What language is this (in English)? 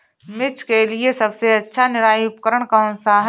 Hindi